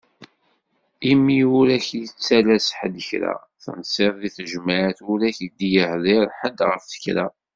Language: Kabyle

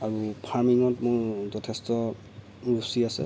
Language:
Assamese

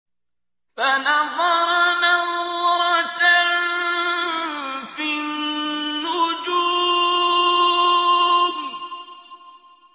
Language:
Arabic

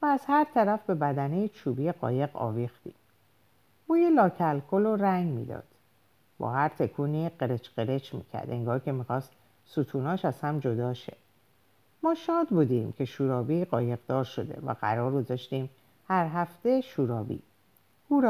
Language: Persian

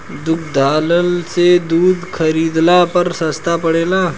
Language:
Bhojpuri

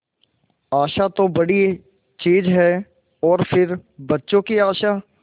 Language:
Hindi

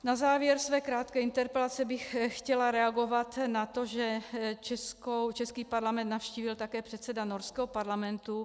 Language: Czech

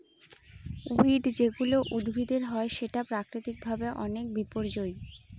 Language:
Bangla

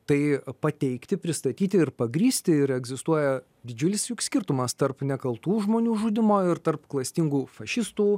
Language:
Lithuanian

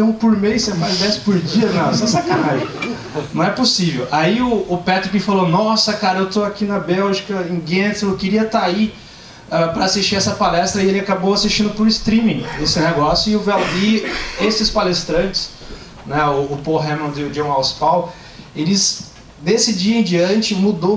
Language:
Portuguese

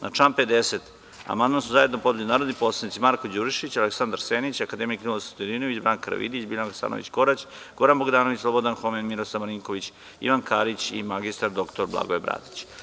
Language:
Serbian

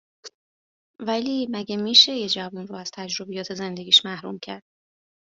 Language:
Persian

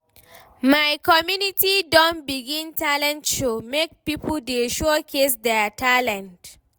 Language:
Nigerian Pidgin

